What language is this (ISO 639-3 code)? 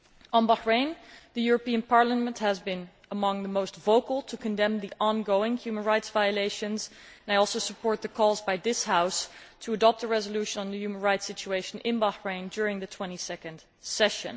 eng